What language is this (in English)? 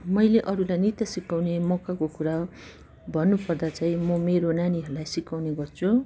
Nepali